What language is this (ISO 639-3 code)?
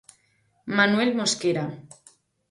glg